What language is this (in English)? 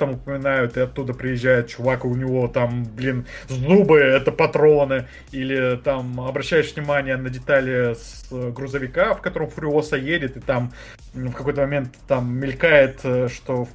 Russian